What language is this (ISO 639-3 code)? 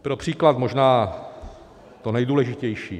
ces